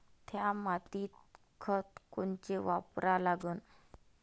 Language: Marathi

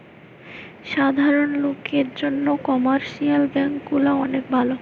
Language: Bangla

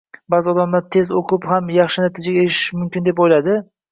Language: Uzbek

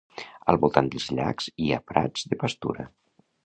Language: Catalan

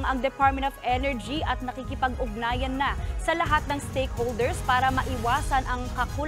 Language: Filipino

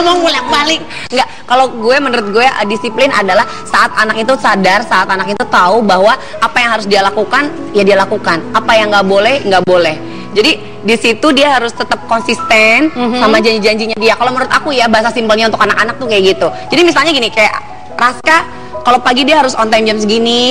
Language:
Indonesian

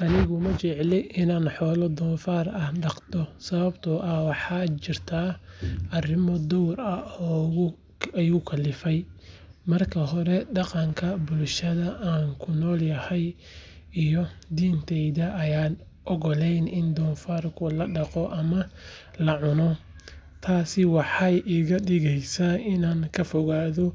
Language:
Somali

